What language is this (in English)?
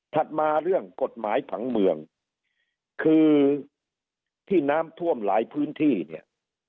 Thai